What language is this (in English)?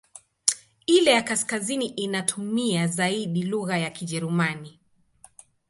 Swahili